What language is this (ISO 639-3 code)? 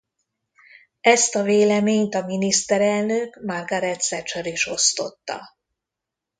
hun